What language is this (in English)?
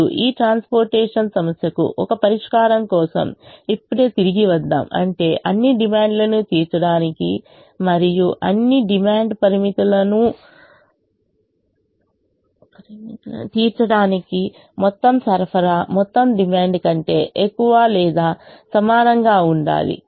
Telugu